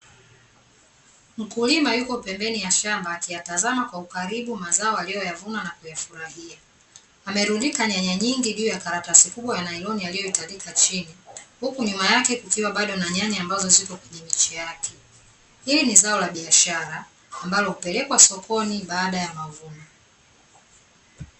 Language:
Swahili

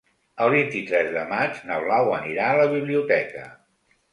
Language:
Catalan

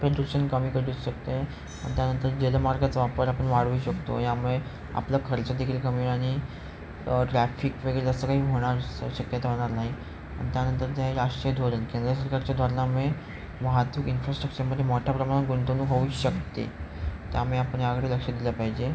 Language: Marathi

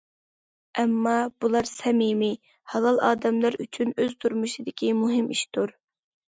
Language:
Uyghur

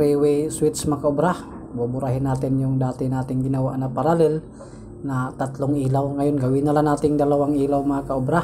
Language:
Filipino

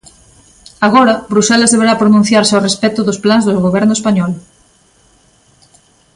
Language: Galician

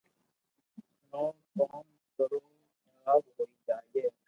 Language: Loarki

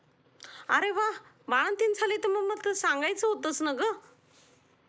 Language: Marathi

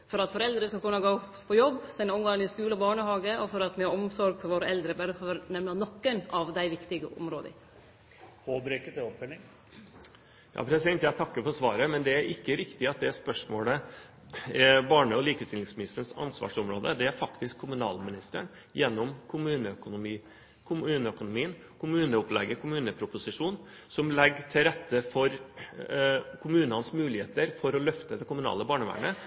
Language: Norwegian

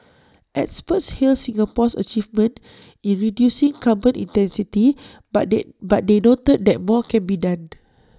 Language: English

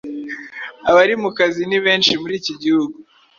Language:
Kinyarwanda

